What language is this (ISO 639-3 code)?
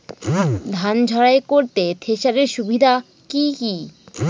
ben